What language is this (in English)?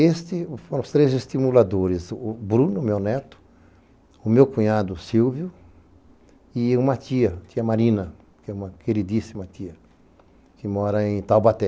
Portuguese